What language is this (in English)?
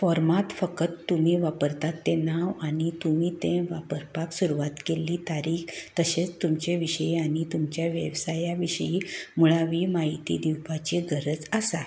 Konkani